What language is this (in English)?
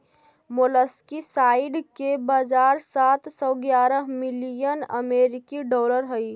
Magahi